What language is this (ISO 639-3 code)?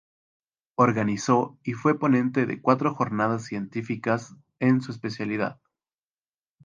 spa